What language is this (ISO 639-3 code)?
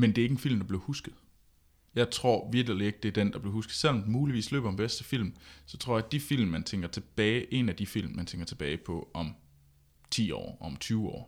dan